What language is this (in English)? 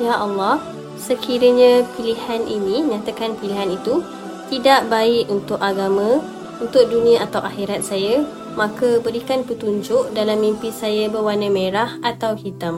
Malay